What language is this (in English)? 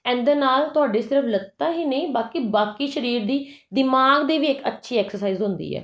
Punjabi